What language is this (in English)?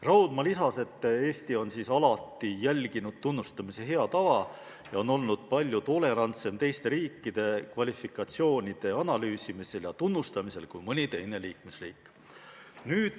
Estonian